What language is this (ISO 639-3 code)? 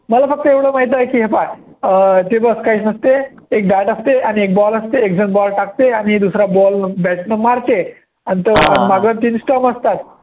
mar